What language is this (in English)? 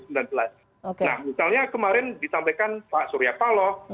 Indonesian